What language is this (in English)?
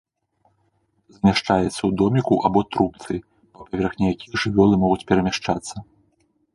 Belarusian